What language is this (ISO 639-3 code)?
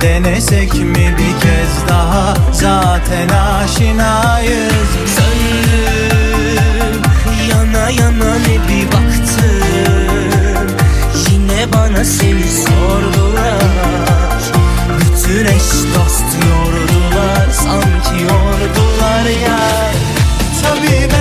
tur